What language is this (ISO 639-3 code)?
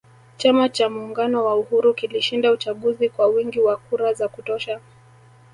swa